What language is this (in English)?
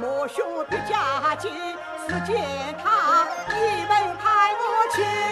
Chinese